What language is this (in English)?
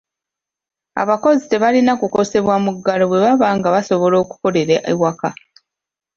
Ganda